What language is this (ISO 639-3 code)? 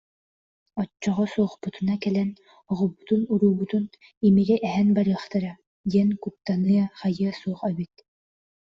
sah